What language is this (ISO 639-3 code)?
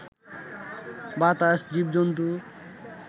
ben